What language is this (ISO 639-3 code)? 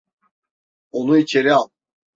tur